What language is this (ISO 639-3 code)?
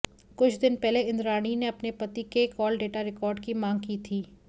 hin